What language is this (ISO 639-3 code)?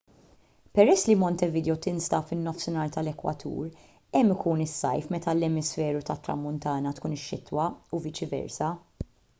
mlt